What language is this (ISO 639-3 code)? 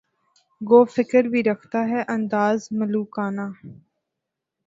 urd